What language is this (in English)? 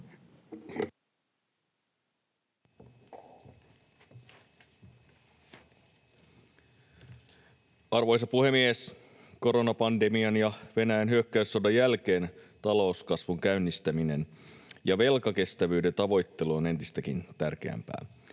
Finnish